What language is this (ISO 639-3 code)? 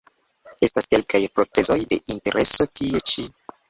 epo